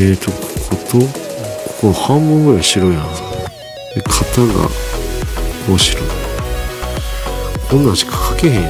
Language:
Japanese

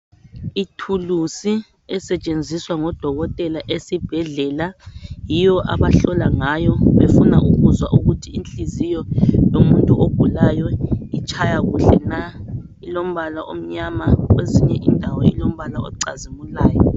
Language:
North Ndebele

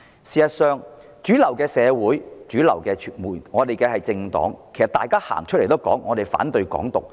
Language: Cantonese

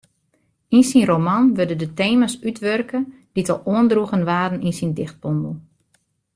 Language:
Western Frisian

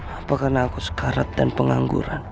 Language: Indonesian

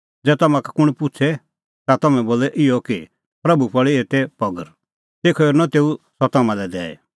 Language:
Kullu Pahari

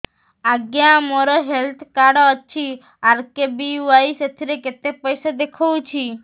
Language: Odia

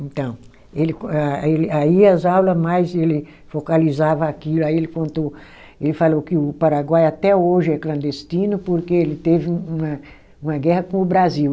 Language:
Portuguese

